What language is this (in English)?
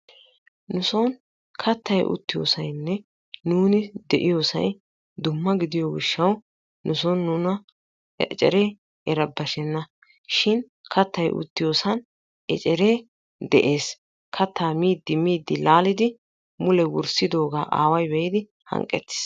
Wolaytta